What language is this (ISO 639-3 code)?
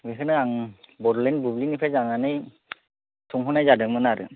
brx